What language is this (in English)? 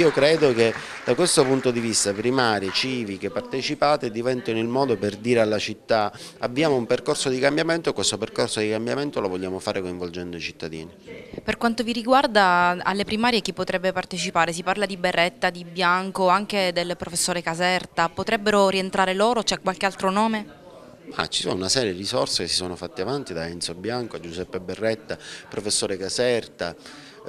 Italian